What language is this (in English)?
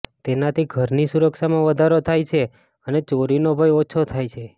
Gujarati